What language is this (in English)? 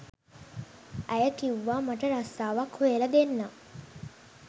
Sinhala